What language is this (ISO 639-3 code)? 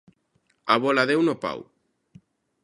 glg